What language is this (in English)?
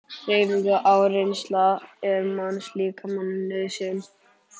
Icelandic